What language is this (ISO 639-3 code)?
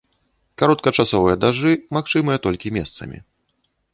bel